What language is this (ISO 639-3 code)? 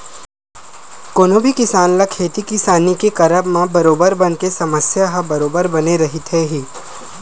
hne